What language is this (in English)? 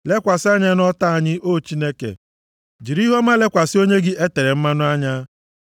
Igbo